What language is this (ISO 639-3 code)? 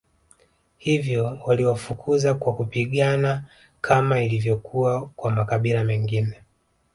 swa